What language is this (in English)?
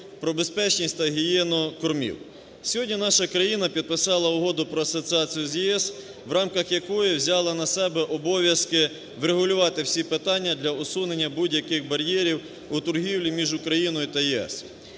Ukrainian